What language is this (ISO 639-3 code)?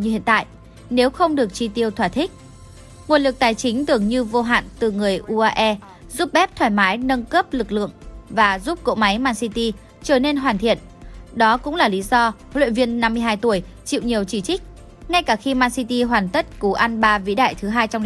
vie